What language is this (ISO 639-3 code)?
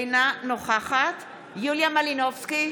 heb